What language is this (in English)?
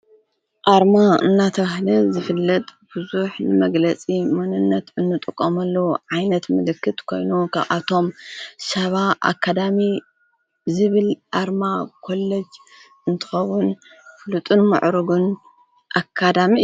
Tigrinya